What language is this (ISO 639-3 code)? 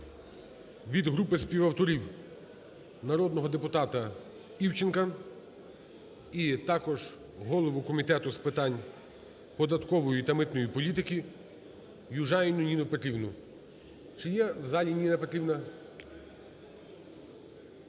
ukr